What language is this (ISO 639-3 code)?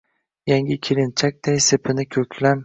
uzb